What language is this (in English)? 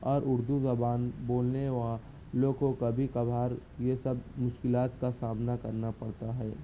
Urdu